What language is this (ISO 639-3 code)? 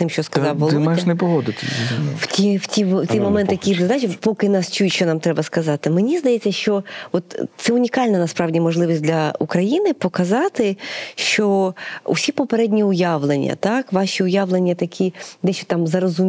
ukr